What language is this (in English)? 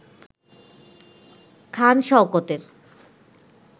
Bangla